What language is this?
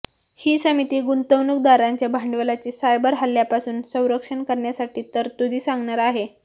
Marathi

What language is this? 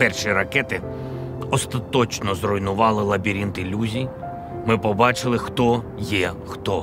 Ukrainian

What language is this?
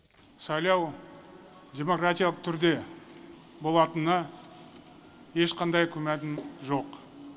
Kazakh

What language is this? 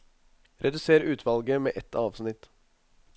Norwegian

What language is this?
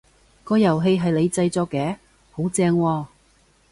Cantonese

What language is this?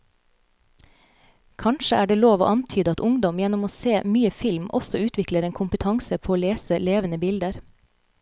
Norwegian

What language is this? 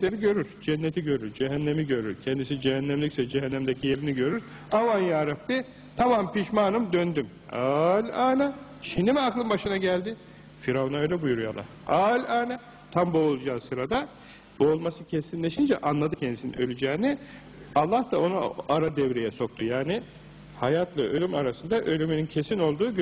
Turkish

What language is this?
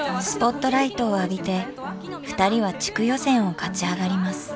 Japanese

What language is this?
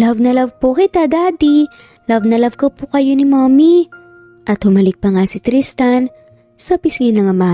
Filipino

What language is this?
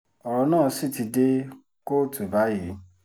Yoruba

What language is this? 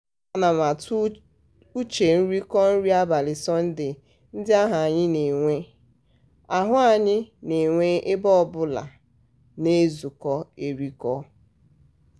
Igbo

